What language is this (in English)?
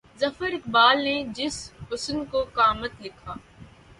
Urdu